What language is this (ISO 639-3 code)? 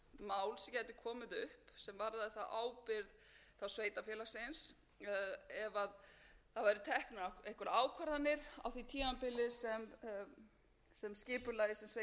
isl